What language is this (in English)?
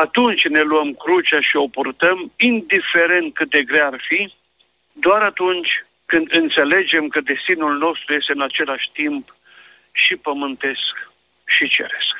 Romanian